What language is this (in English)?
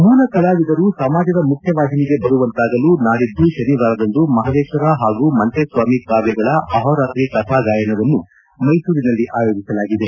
Kannada